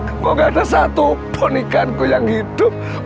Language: Indonesian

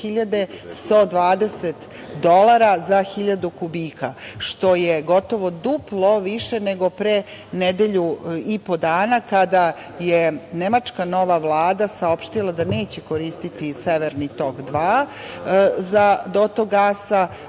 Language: Serbian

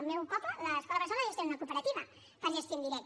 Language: Catalan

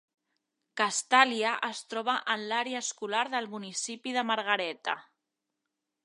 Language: Catalan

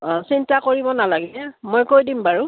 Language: Assamese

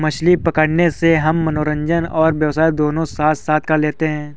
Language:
Hindi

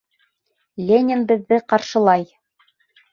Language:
Bashkir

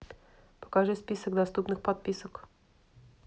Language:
Russian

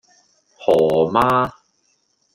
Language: Cantonese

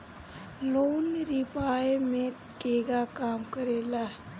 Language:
Bhojpuri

